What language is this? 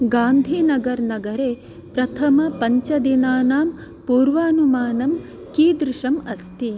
Sanskrit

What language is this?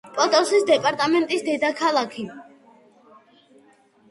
Georgian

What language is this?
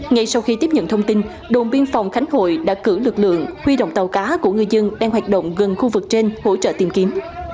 Vietnamese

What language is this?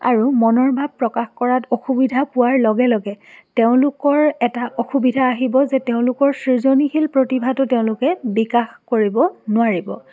Assamese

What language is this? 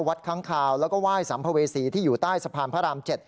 Thai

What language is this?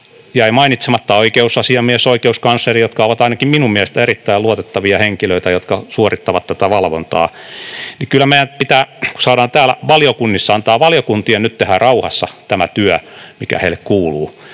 Finnish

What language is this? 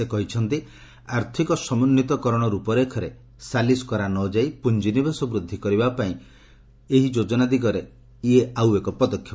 Odia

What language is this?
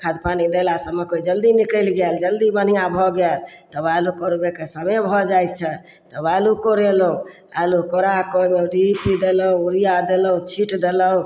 Maithili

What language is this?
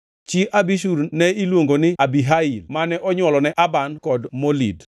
Luo (Kenya and Tanzania)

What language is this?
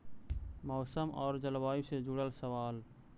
Magahi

